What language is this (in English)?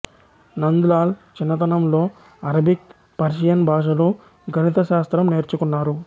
Telugu